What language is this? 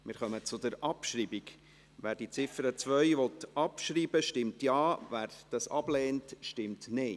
Swiss German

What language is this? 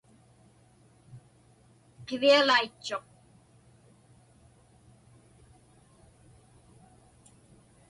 Inupiaq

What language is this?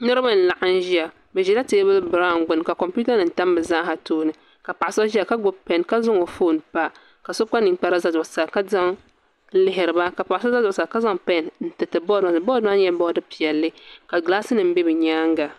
Dagbani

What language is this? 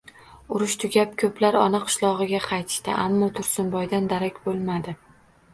Uzbek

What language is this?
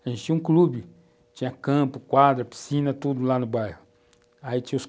Portuguese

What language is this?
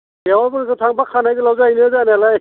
Bodo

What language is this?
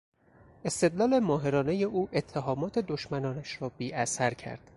Persian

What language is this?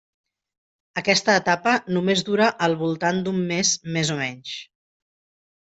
Catalan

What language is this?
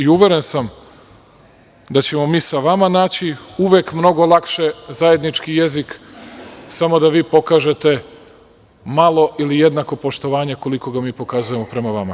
Serbian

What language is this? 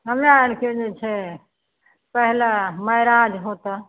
Maithili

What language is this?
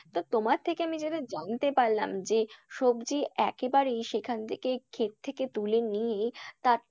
Bangla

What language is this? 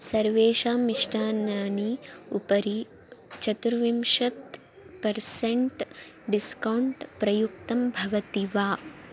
Sanskrit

